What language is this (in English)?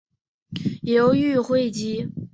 Chinese